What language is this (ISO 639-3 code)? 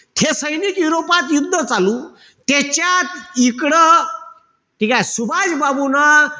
mar